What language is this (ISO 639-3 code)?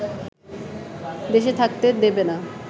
ben